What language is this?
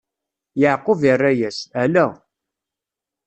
Kabyle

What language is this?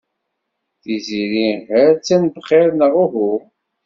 Kabyle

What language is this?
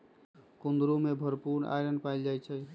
Magahi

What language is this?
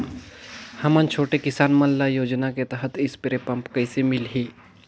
Chhattisgarhi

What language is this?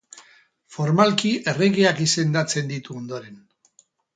Basque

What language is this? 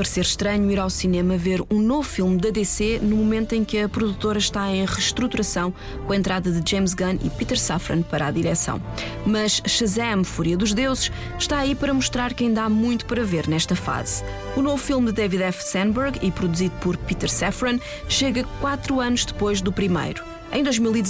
Portuguese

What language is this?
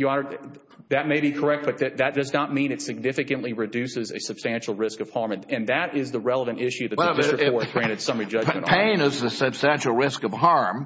English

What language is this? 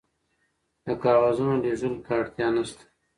Pashto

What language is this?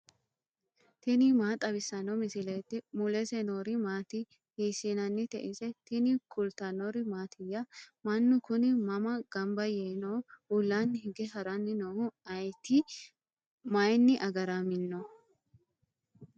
Sidamo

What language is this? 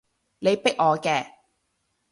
Cantonese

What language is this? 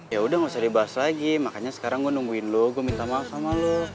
Indonesian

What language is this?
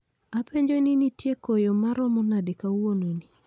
Luo (Kenya and Tanzania)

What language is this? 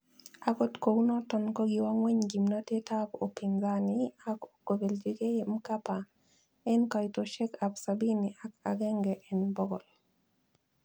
Kalenjin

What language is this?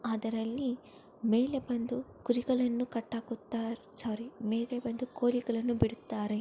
Kannada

